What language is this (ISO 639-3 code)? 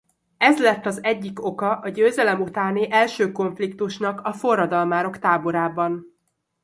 hun